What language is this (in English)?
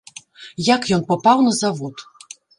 Belarusian